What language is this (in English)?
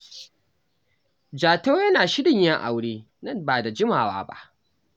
Hausa